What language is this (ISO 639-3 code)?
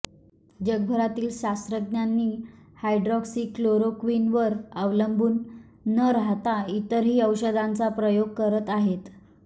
mar